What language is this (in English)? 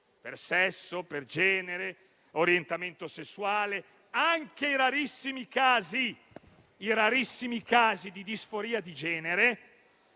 Italian